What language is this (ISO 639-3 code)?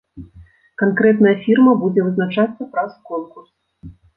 bel